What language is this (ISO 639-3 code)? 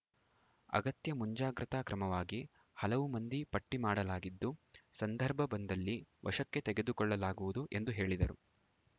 kan